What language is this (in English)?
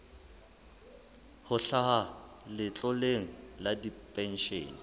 Southern Sotho